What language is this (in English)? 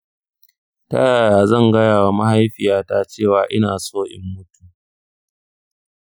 Hausa